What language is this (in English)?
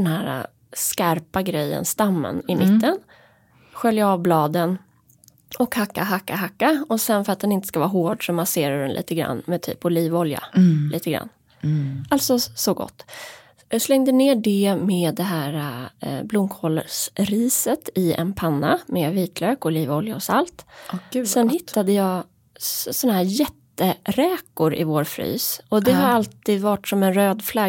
Swedish